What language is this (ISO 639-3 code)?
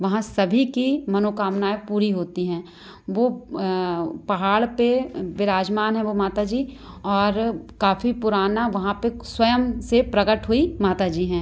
hin